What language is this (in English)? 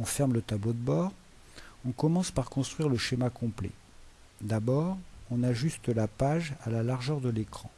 French